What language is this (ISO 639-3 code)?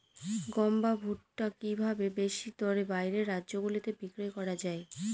ben